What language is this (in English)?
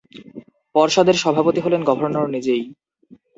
Bangla